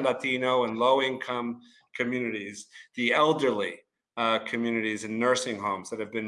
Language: English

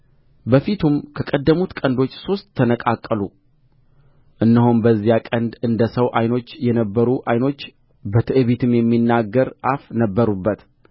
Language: Amharic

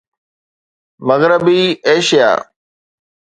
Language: Sindhi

